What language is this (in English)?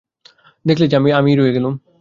Bangla